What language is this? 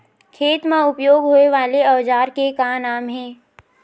Chhattisgarhi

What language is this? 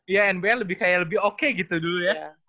Indonesian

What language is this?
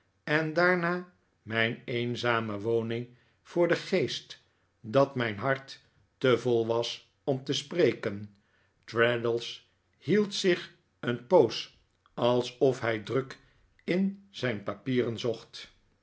Dutch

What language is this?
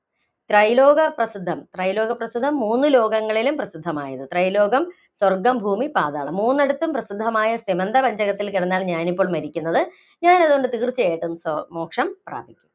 Malayalam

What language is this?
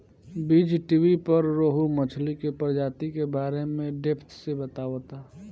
Bhojpuri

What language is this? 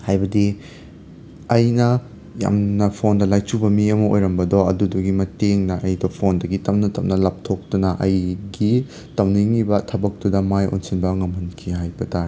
Manipuri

